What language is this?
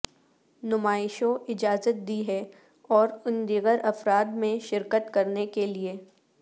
Urdu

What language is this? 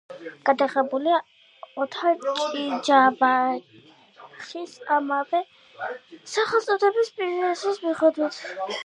Georgian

